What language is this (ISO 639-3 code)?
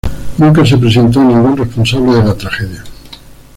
spa